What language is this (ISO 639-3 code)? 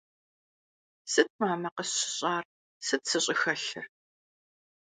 kbd